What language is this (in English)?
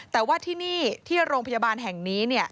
Thai